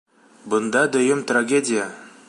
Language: Bashkir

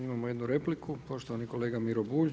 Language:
Croatian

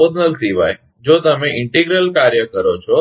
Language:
Gujarati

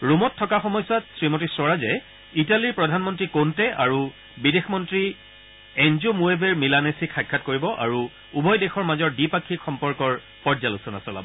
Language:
Assamese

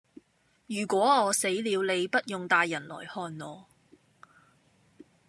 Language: Cantonese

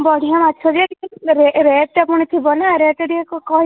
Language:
Odia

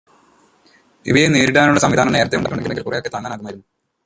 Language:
Malayalam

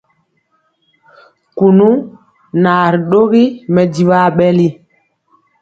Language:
Mpiemo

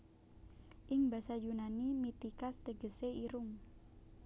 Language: Javanese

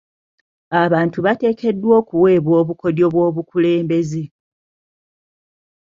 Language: Ganda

